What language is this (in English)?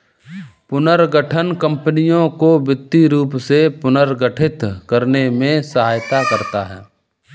Hindi